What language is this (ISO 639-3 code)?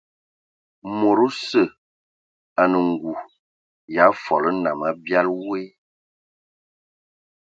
ewo